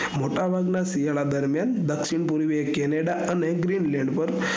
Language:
Gujarati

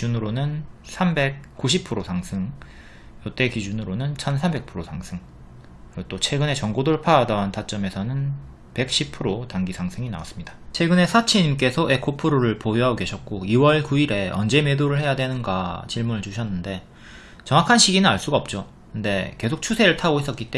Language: Korean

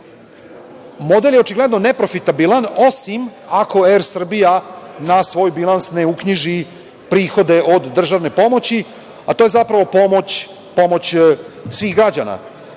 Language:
Serbian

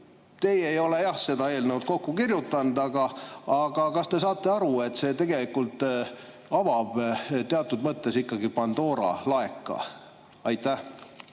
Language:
Estonian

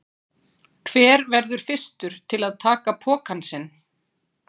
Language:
Icelandic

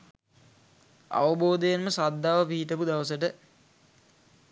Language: Sinhala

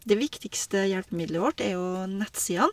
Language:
Norwegian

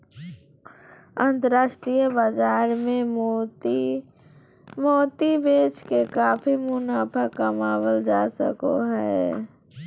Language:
Magahi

